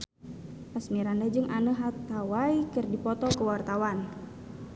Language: Sundanese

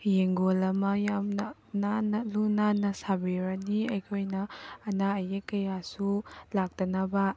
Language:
Manipuri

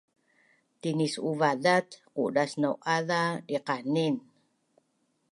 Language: Bunun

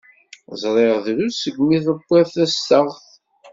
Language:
Kabyle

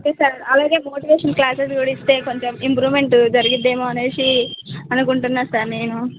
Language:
Telugu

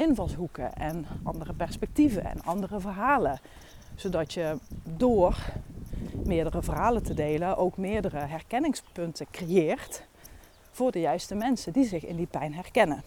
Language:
Dutch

